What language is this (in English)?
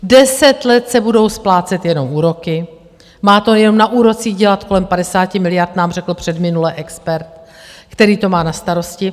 Czech